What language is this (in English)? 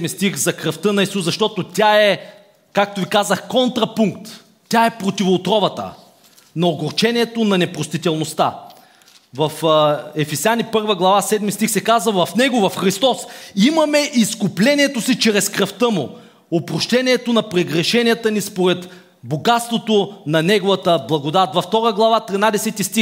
Bulgarian